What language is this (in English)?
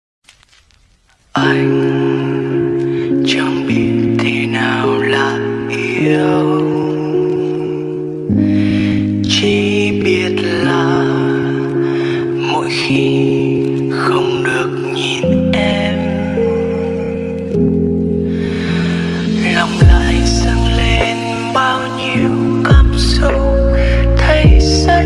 Vietnamese